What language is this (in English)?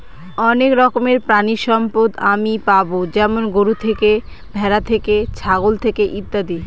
Bangla